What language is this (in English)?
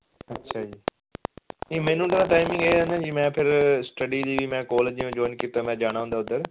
Punjabi